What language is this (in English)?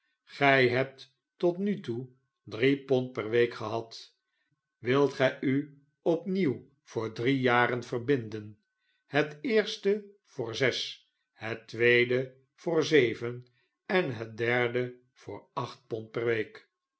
Dutch